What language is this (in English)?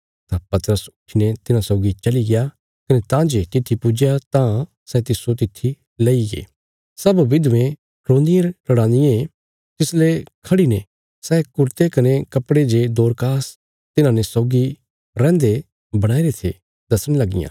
Bilaspuri